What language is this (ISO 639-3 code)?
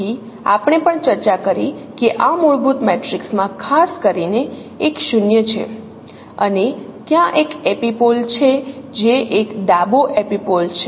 guj